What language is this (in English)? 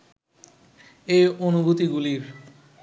Bangla